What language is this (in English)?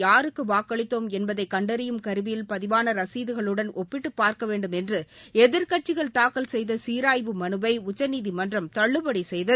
Tamil